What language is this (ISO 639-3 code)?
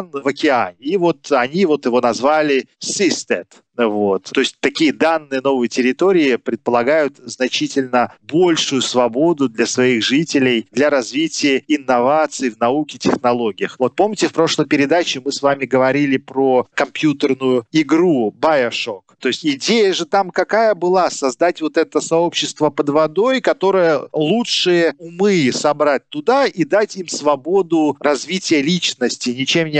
rus